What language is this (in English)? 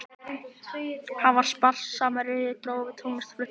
Icelandic